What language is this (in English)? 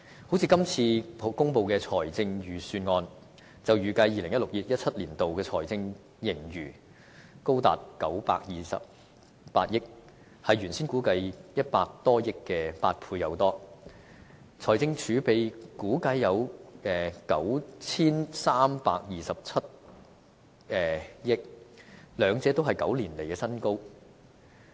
Cantonese